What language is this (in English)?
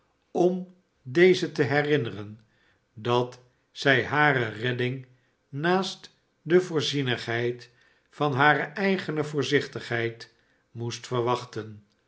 Dutch